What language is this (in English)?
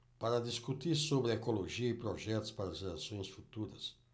Portuguese